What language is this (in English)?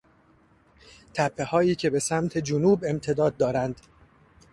Persian